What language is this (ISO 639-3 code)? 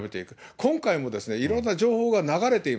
jpn